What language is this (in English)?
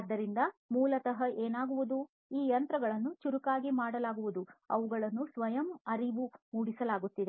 Kannada